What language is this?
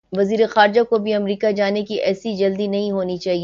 Urdu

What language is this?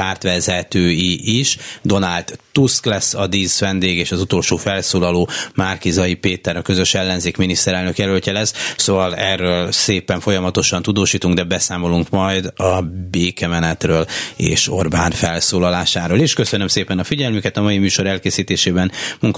Hungarian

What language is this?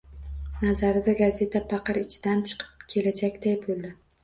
Uzbek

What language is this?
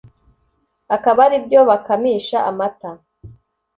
Kinyarwanda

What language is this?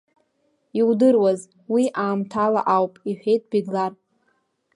Abkhazian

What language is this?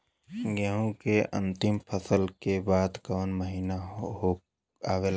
Bhojpuri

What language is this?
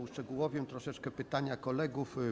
Polish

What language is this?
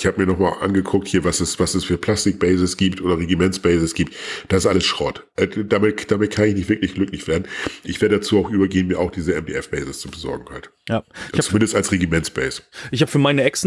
German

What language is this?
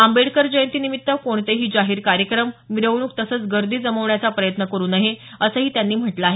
Marathi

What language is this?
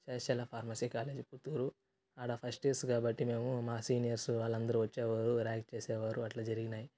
Telugu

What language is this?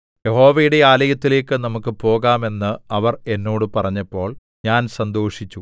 Malayalam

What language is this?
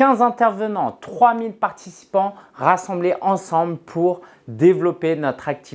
French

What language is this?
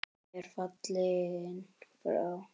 Icelandic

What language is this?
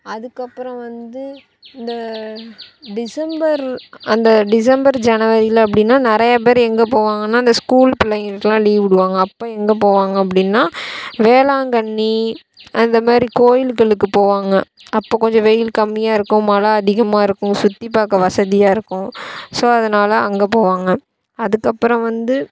Tamil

